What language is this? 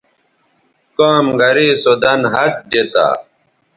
Bateri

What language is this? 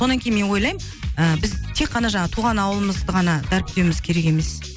Kazakh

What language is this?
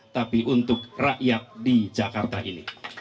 Indonesian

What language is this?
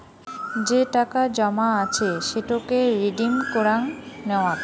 Bangla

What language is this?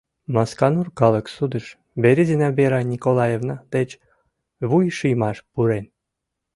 Mari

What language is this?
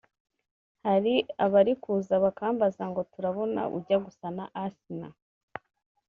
Kinyarwanda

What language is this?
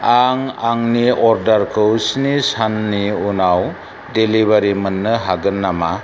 Bodo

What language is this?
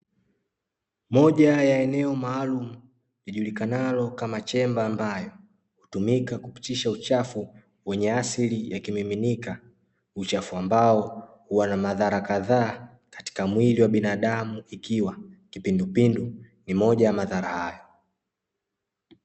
Swahili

